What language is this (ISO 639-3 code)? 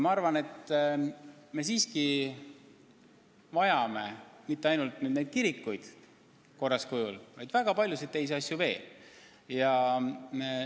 est